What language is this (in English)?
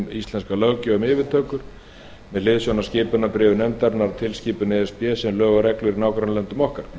Icelandic